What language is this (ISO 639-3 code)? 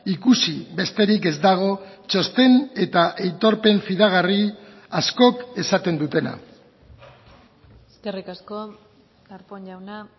eus